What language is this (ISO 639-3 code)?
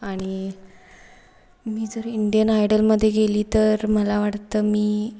mar